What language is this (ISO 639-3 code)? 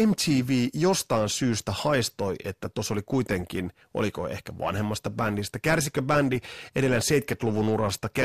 fin